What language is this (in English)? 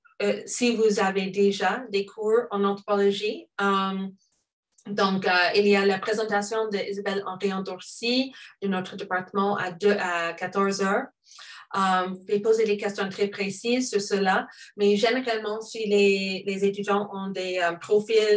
French